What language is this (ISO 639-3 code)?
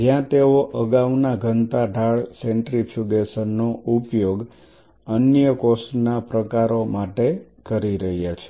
guj